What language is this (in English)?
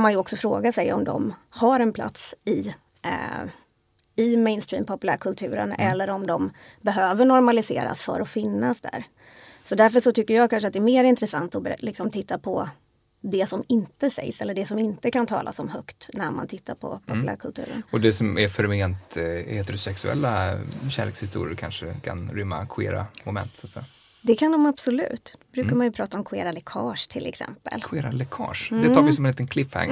Swedish